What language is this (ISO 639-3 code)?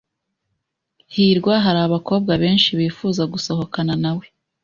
kin